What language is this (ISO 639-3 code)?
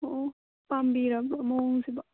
mni